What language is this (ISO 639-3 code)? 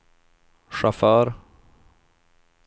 swe